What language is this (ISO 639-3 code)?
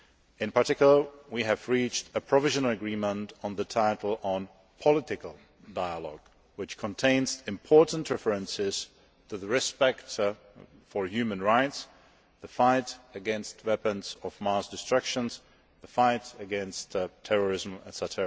eng